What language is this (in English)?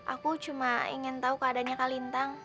Indonesian